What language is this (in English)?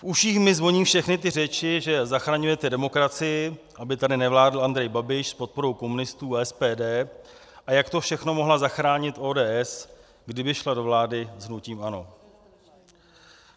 Czech